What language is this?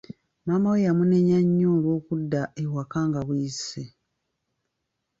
Ganda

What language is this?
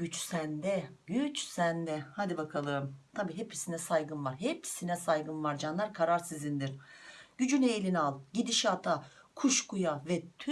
Turkish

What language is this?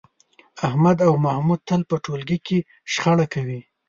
Pashto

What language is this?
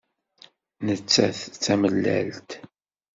Kabyle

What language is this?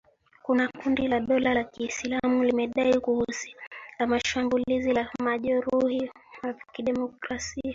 Swahili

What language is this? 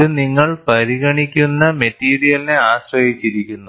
Malayalam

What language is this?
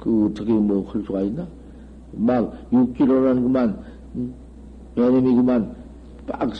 Korean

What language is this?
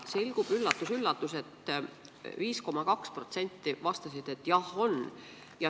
Estonian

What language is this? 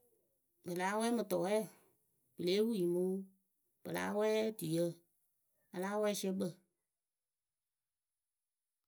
Akebu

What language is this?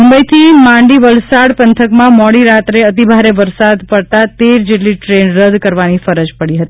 Gujarati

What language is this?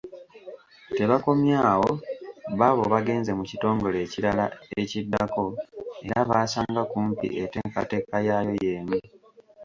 Ganda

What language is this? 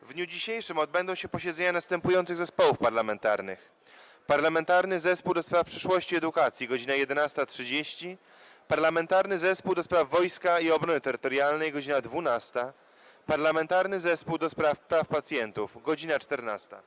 Polish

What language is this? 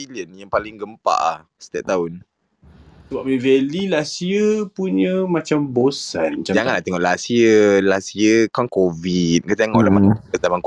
Malay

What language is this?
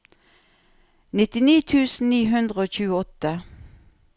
Norwegian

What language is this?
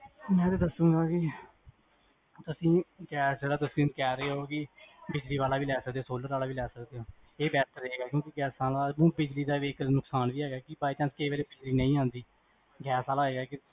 Punjabi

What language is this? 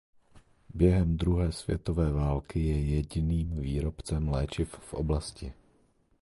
Czech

